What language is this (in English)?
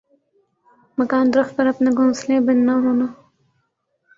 Urdu